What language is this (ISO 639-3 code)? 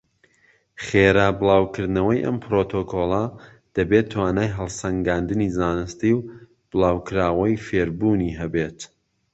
ckb